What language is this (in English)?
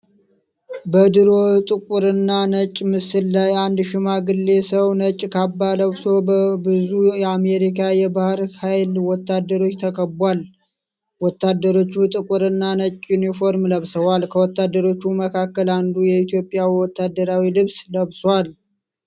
Amharic